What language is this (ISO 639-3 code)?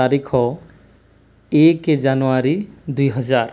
ori